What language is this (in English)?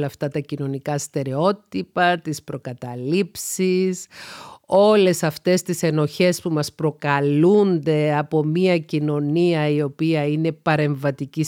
Greek